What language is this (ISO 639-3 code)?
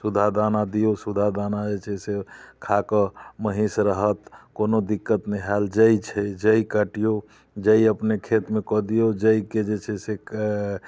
mai